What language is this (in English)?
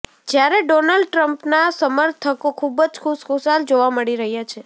Gujarati